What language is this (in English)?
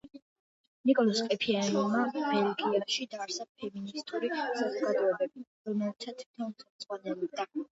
Georgian